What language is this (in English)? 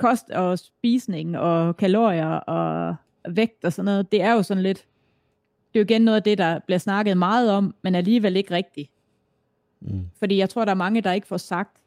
Danish